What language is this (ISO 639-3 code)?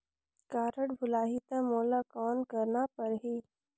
hne